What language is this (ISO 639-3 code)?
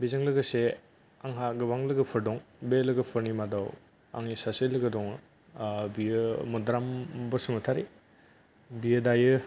brx